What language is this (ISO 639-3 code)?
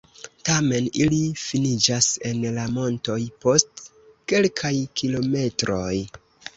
epo